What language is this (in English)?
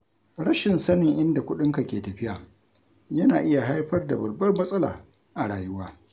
Hausa